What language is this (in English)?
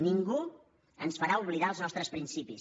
Catalan